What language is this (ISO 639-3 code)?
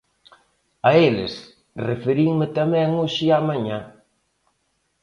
glg